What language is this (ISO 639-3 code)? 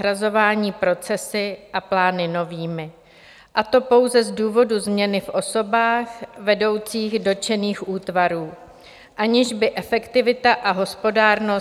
ces